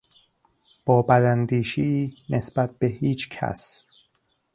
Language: Persian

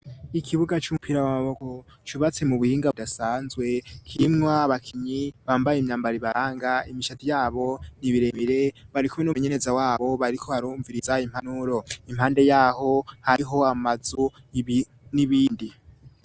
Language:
Rundi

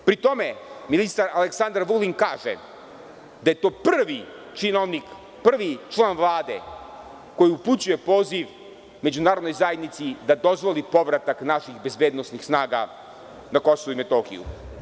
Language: Serbian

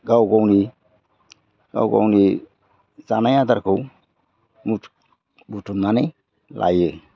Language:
Bodo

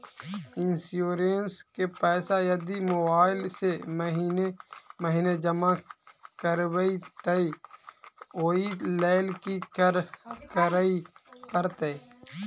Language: Maithili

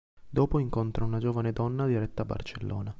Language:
Italian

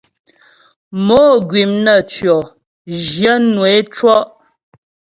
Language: Ghomala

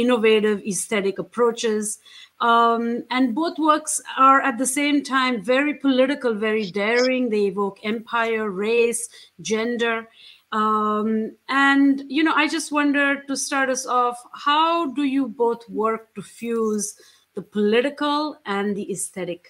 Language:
English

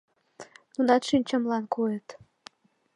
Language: Mari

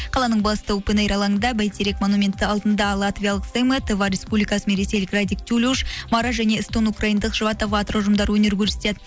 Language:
Kazakh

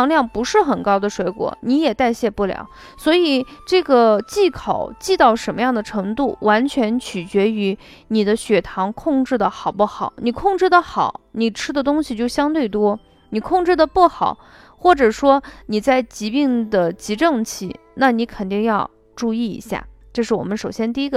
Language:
Chinese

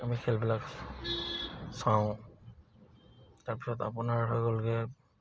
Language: Assamese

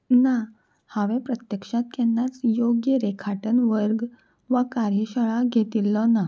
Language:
Konkani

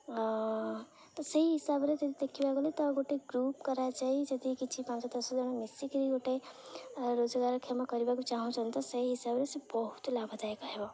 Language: Odia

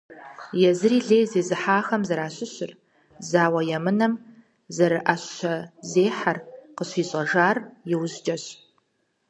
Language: Kabardian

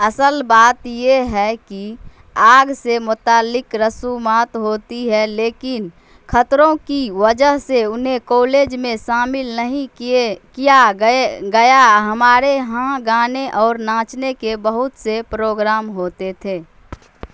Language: Urdu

